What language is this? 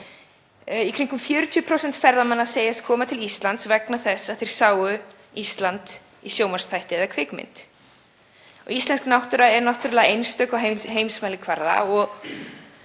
Icelandic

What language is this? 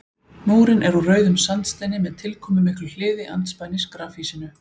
Icelandic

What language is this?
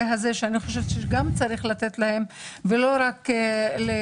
Hebrew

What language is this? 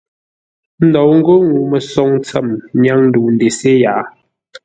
Ngombale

